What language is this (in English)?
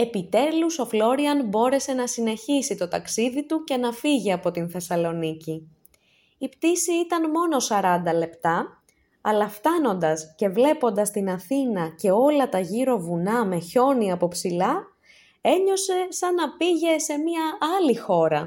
Greek